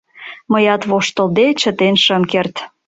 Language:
Mari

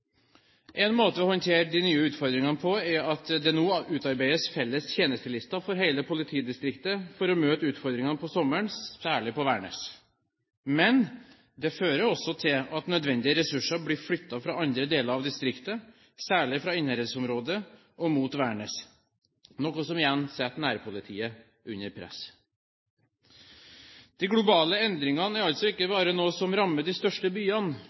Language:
Norwegian Bokmål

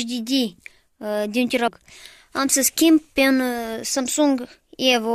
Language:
Romanian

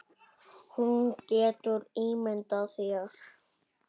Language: Icelandic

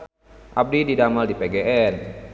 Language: Sundanese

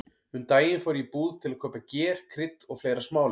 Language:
Icelandic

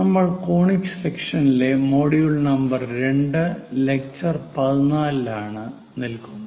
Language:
Malayalam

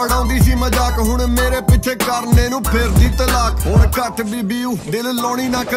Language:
Turkish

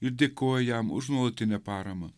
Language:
Lithuanian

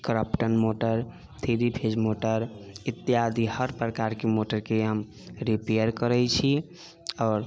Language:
Maithili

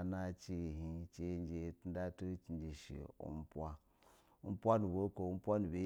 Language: Basa (Nigeria)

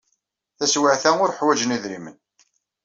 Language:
Kabyle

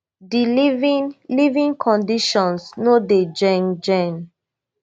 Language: Nigerian Pidgin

